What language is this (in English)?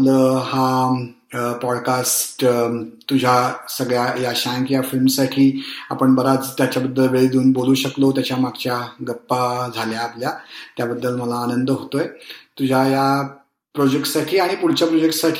Marathi